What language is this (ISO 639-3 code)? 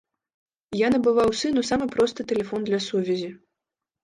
bel